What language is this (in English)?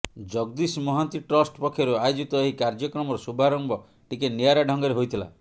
Odia